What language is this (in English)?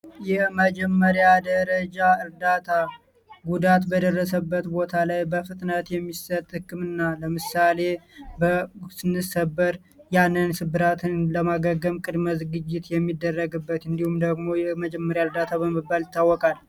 Amharic